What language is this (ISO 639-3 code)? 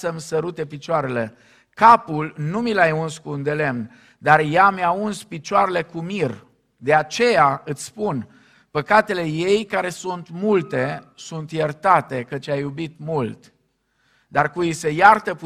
ron